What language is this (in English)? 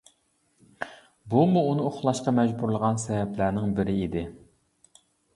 Uyghur